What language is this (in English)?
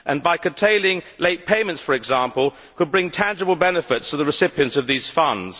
English